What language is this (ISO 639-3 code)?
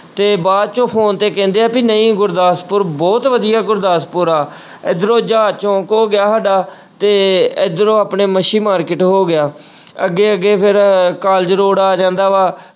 pan